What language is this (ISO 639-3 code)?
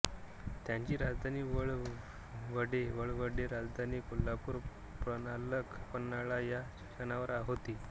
mar